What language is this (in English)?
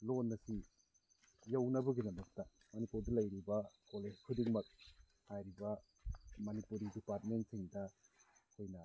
Manipuri